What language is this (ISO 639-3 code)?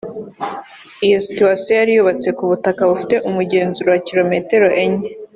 kin